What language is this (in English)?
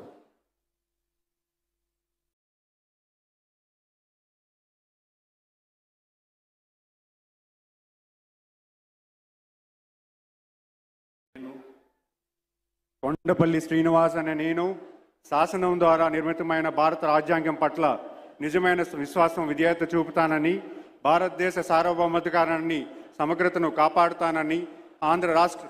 Telugu